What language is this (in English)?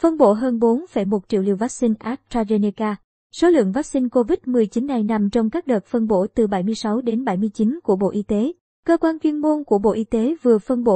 Vietnamese